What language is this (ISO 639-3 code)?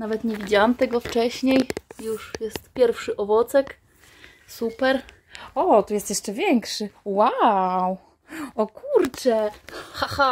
pol